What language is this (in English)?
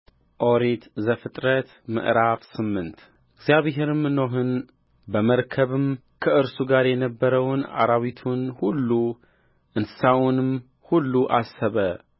Amharic